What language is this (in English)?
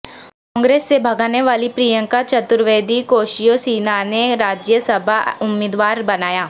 Urdu